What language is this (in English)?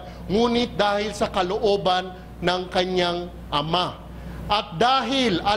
Filipino